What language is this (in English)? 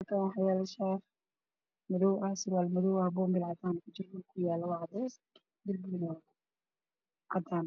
Somali